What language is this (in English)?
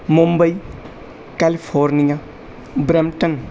Punjabi